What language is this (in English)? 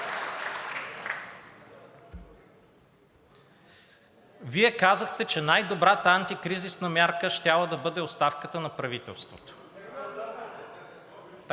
Bulgarian